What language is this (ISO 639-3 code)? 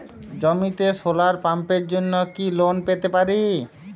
ben